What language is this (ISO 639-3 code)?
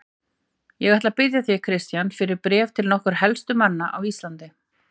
isl